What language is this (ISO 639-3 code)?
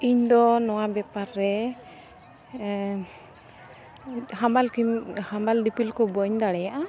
sat